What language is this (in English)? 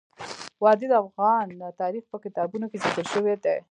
Pashto